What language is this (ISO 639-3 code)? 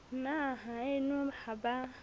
sot